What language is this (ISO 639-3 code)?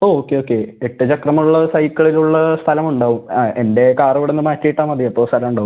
mal